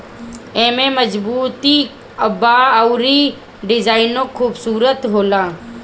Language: Bhojpuri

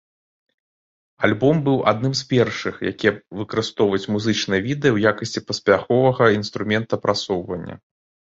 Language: Belarusian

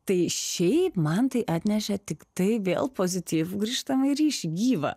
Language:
Lithuanian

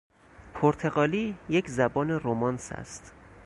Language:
Persian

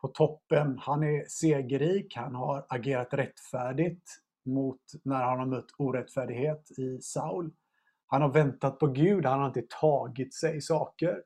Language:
Swedish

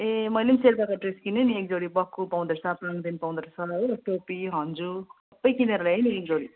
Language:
Nepali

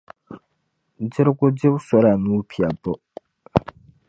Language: Dagbani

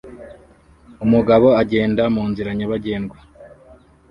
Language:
Kinyarwanda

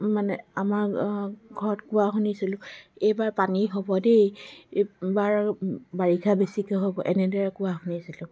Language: Assamese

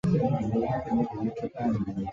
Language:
Chinese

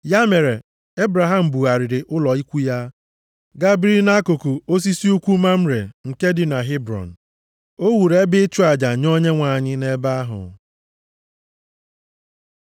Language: Igbo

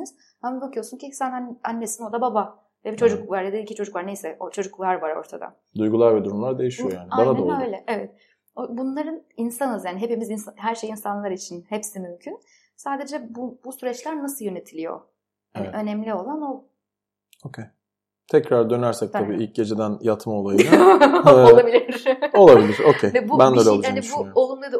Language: Turkish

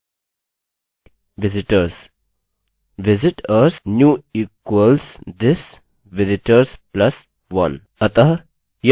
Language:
Hindi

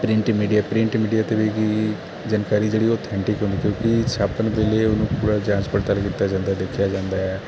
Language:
Punjabi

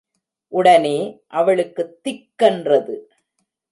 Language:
Tamil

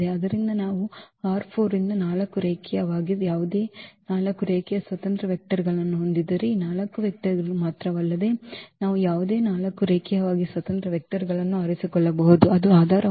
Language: Kannada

